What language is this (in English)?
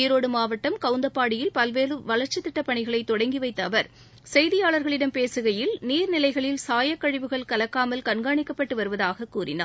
Tamil